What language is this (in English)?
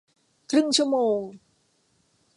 Thai